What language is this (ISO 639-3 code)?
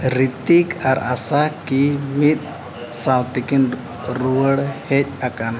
sat